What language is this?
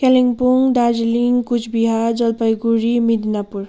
Nepali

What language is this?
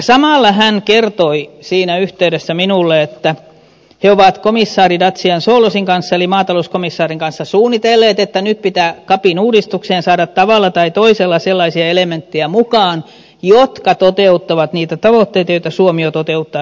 Finnish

